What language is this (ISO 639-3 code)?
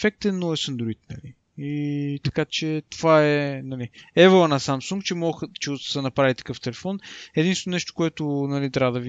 bul